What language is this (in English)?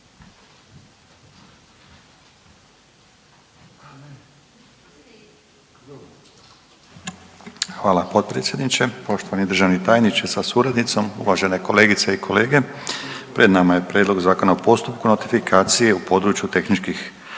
Croatian